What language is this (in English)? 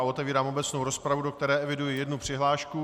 Czech